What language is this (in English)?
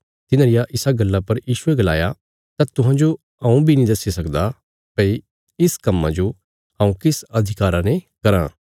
Bilaspuri